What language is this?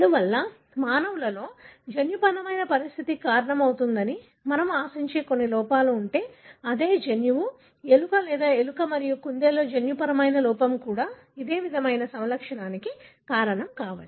Telugu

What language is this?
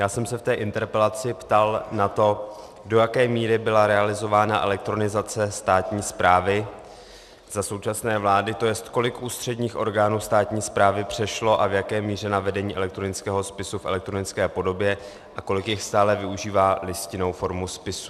Czech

